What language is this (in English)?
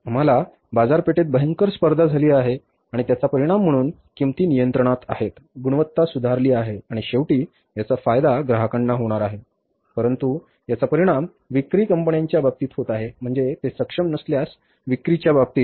Marathi